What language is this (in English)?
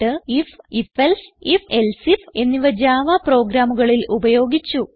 Malayalam